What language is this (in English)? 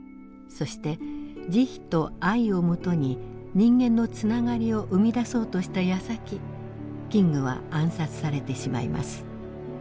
Japanese